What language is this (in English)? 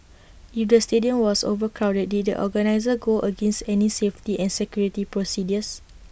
English